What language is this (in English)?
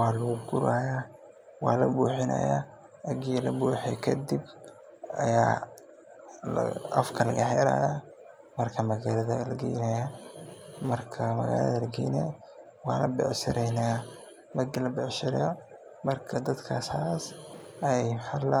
Somali